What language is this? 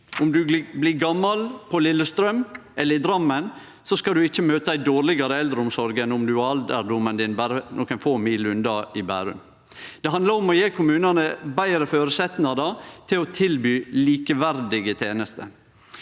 Norwegian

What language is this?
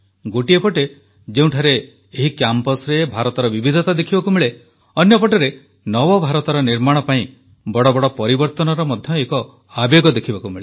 Odia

